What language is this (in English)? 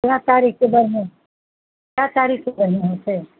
Maithili